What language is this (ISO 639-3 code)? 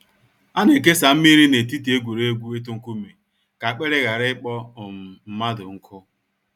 ibo